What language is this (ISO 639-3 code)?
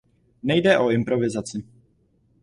ces